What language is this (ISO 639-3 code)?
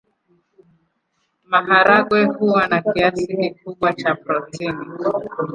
swa